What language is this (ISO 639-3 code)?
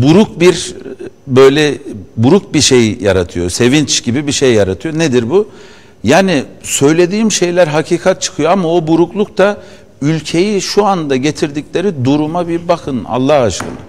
tur